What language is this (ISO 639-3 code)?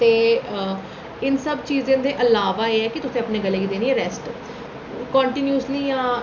doi